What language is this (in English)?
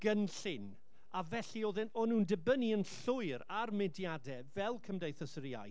Welsh